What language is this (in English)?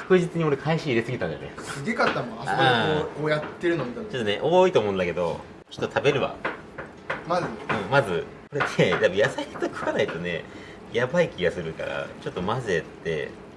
Japanese